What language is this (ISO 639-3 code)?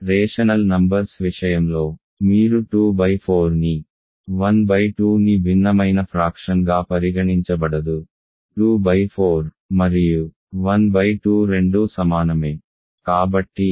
tel